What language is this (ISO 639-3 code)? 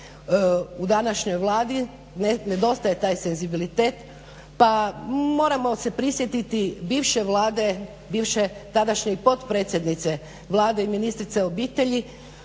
hrv